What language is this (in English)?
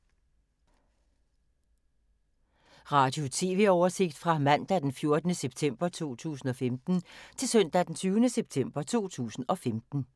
Danish